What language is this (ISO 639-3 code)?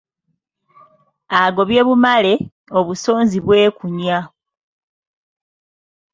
lug